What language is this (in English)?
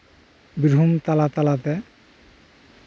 Santali